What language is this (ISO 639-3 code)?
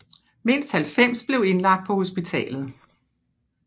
dan